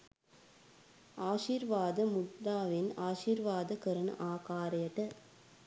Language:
Sinhala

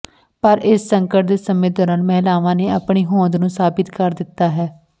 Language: Punjabi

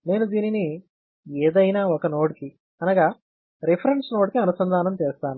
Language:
Telugu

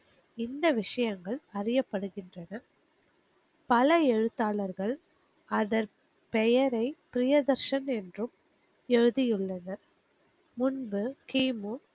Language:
Tamil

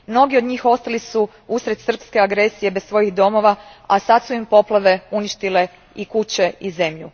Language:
Croatian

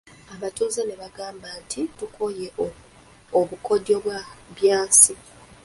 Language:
Ganda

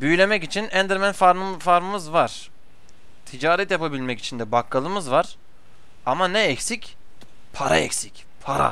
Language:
Turkish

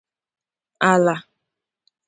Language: Igbo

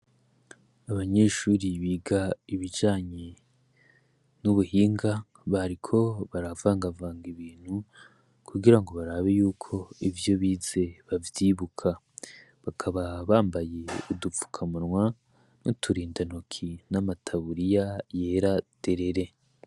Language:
Rundi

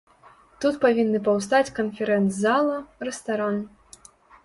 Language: Belarusian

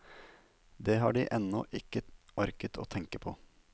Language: Norwegian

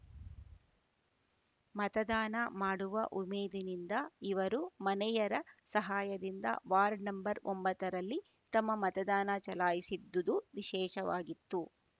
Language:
Kannada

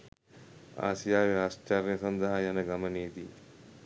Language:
Sinhala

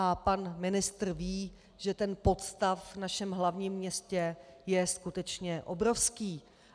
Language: Czech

